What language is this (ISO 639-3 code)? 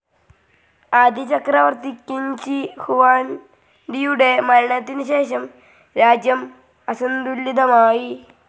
mal